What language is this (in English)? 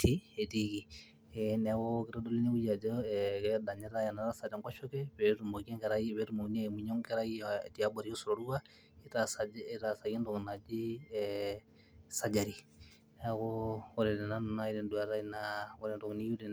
Masai